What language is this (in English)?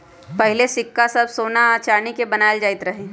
Magahi